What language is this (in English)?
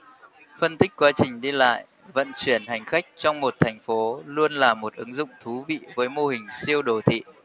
Vietnamese